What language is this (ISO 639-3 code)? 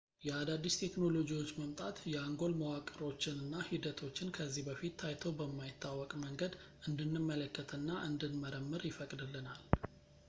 amh